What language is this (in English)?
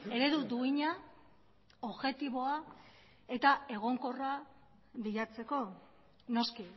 Basque